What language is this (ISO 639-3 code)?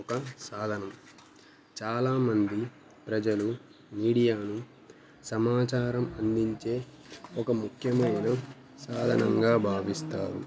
tel